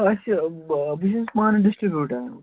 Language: Kashmiri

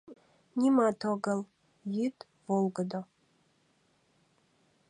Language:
Mari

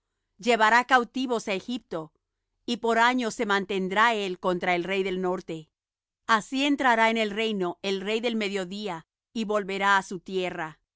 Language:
Spanish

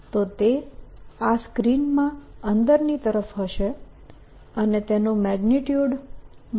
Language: Gujarati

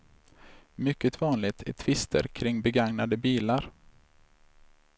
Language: Swedish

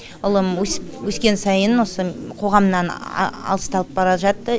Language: Kazakh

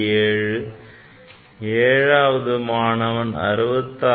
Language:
Tamil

